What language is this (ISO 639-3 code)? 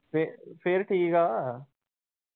pan